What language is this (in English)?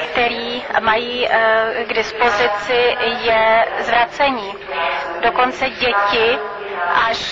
Czech